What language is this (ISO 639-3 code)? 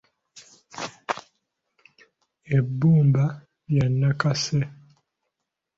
lug